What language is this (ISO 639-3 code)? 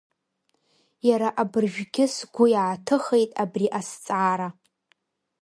abk